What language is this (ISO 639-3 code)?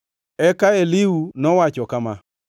luo